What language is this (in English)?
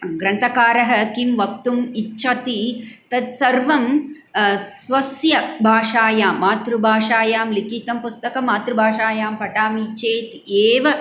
Sanskrit